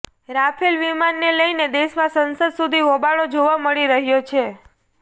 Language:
Gujarati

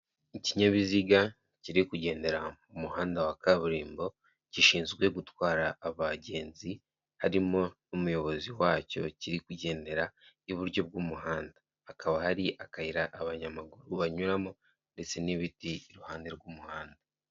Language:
Kinyarwanda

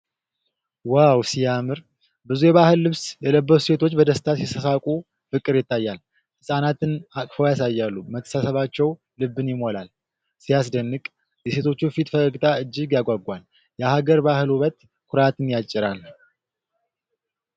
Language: Amharic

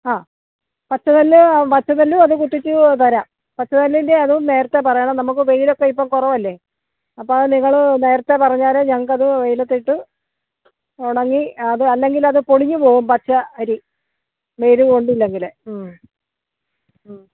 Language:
Malayalam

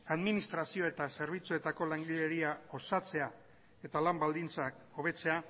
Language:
Basque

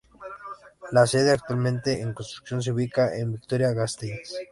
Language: Spanish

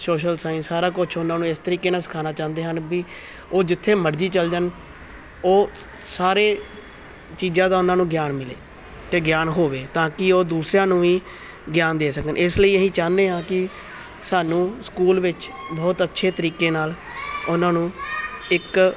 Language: Punjabi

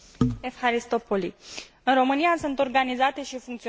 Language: Romanian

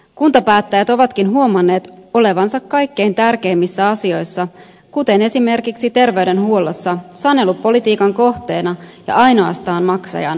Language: Finnish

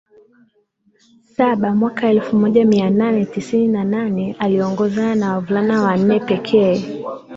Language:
Swahili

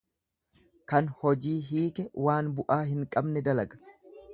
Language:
Oromo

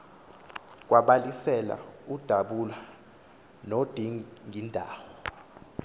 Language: Xhosa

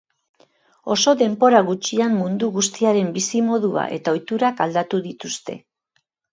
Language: Basque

